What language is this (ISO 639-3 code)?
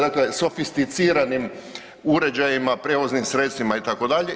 hrv